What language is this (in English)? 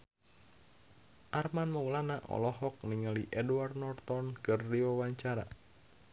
Sundanese